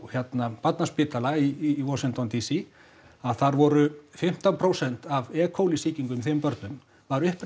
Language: Icelandic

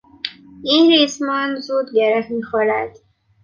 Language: Persian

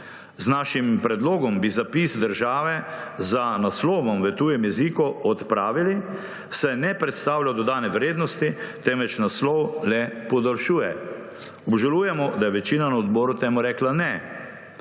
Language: Slovenian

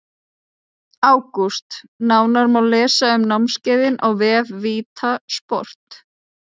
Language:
Icelandic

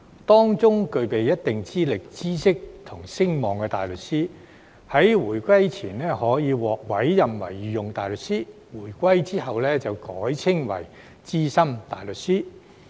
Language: Cantonese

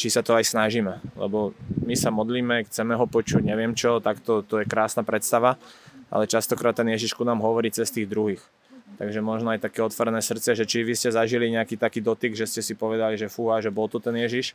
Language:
Slovak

